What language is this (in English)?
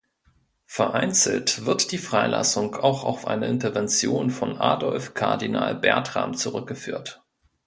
German